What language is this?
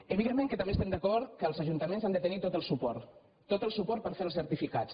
Catalan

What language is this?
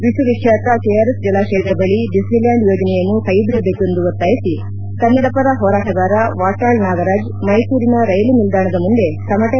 Kannada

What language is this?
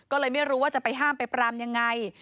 Thai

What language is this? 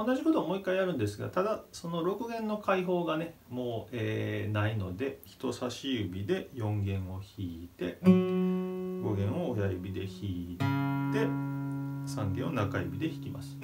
Japanese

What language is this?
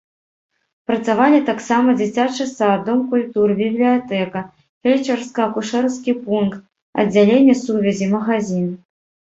Belarusian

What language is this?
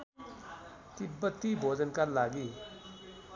Nepali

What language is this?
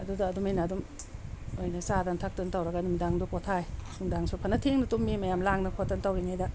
Manipuri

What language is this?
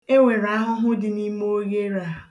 Igbo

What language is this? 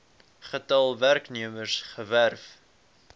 Afrikaans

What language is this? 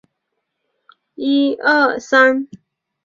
Chinese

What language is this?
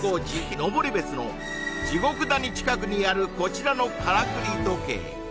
Japanese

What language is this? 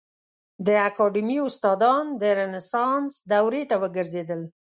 Pashto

